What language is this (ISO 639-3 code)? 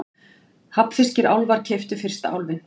isl